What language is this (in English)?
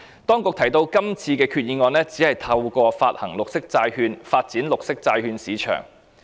Cantonese